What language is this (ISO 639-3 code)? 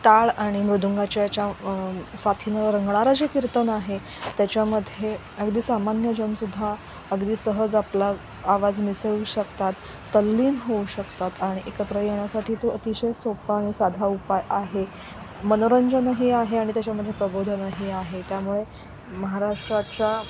mar